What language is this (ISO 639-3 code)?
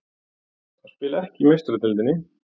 isl